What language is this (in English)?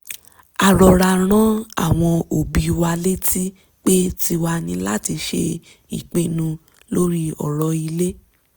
Yoruba